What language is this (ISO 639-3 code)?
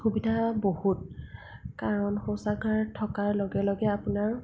asm